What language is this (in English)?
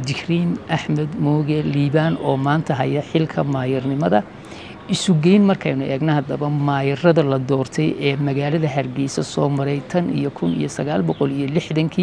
Arabic